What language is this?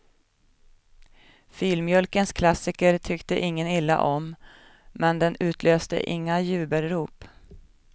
Swedish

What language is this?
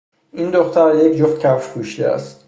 Persian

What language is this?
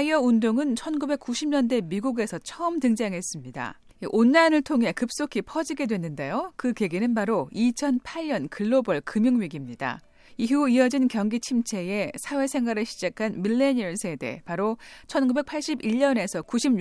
Korean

